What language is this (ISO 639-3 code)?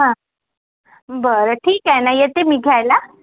mar